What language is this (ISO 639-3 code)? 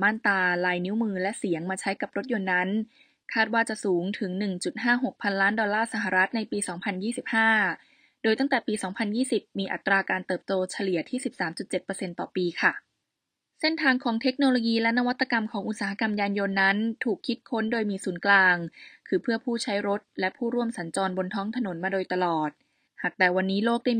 tha